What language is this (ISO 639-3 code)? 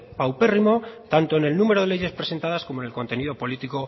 spa